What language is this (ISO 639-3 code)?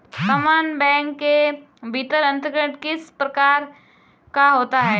hin